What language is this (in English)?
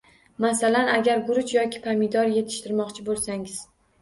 Uzbek